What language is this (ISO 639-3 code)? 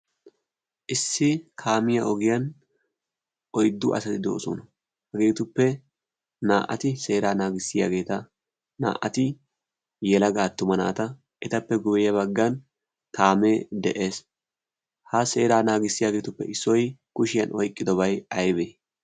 wal